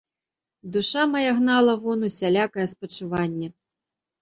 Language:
Belarusian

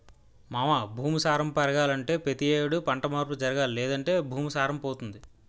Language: Telugu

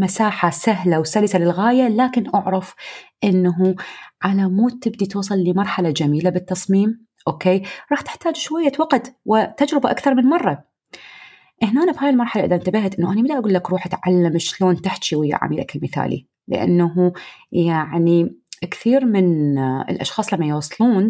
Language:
Arabic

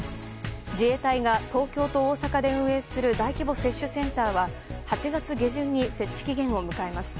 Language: Japanese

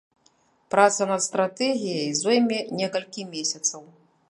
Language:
Belarusian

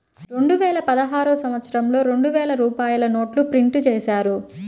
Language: Telugu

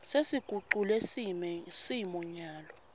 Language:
Swati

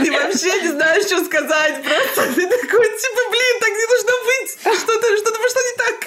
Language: Russian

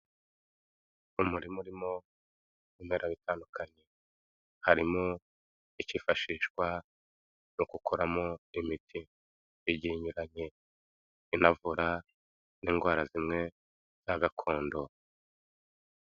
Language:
Kinyarwanda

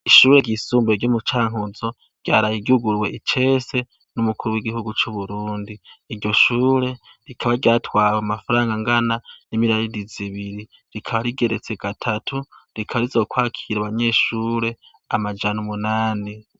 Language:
Rundi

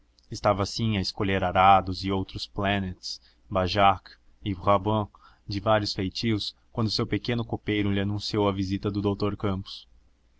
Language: Portuguese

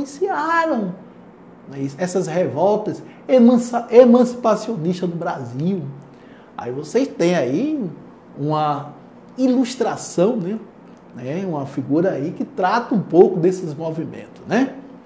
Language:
Portuguese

